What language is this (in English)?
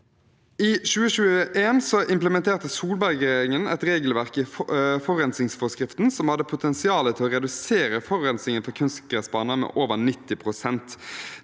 Norwegian